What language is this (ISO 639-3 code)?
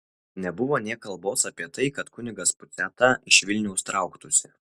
lit